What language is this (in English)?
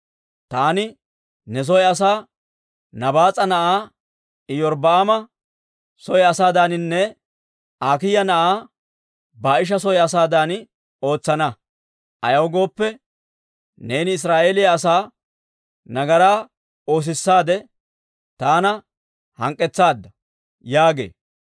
Dawro